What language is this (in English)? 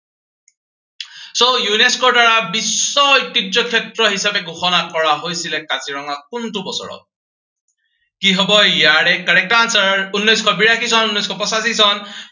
Assamese